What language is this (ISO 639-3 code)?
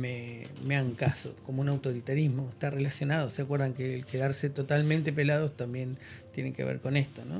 spa